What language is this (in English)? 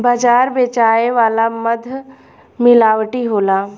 Bhojpuri